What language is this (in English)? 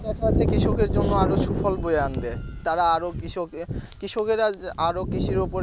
Bangla